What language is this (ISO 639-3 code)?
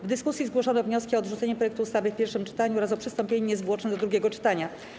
pol